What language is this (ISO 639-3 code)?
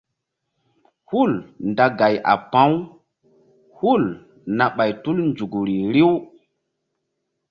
mdd